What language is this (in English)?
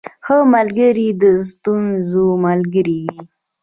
Pashto